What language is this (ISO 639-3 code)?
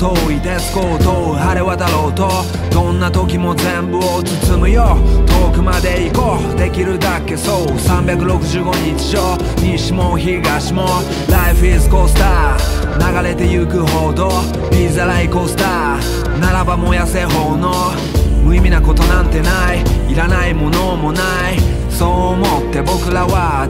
jpn